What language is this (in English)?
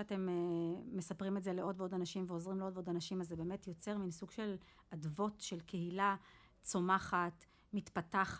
Hebrew